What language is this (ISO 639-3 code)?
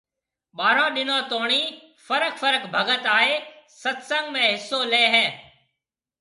mve